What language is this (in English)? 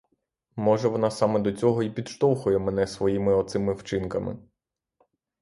Ukrainian